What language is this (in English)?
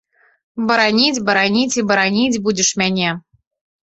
Belarusian